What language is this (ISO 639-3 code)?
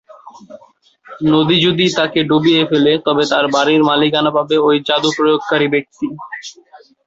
ben